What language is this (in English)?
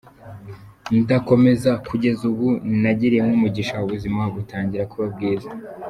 Kinyarwanda